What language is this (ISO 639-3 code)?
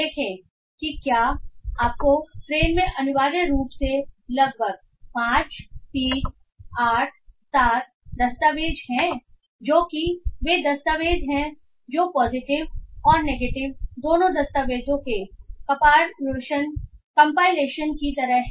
hin